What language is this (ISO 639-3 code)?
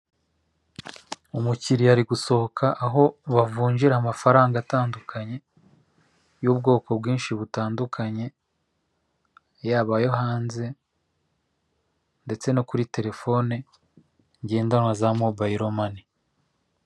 kin